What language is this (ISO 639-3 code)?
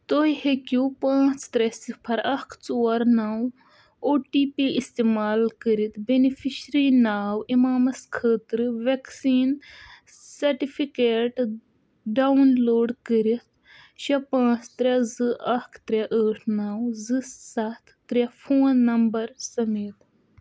kas